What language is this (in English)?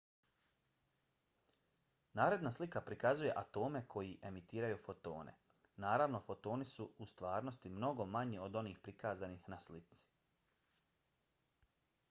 Bosnian